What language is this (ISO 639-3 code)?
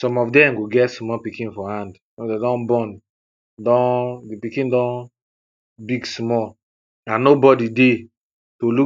pcm